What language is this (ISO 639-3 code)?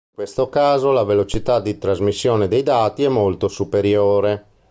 ita